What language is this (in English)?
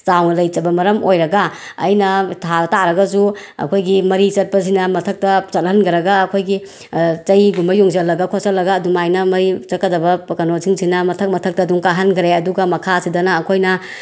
Manipuri